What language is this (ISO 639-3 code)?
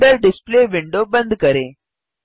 hin